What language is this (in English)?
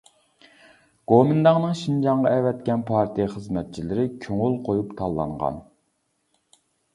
Uyghur